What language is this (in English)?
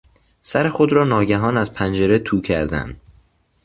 Persian